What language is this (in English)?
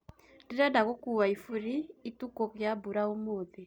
Kikuyu